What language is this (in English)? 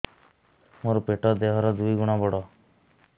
Odia